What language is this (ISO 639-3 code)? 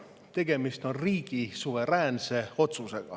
est